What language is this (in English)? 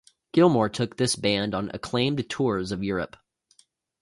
English